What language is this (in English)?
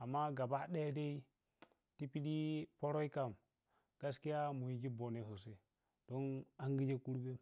Piya-Kwonci